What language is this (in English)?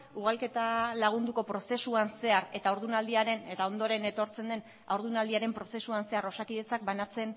Basque